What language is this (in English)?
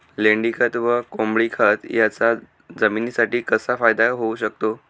Marathi